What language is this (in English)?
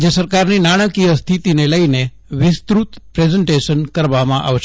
Gujarati